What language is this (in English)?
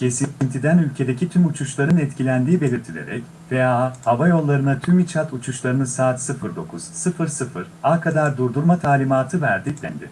Turkish